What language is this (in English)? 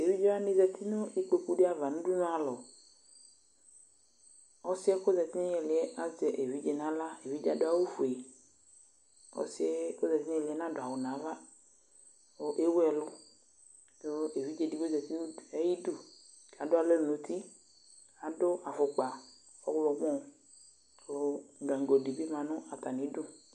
Ikposo